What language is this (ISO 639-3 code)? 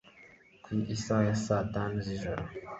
kin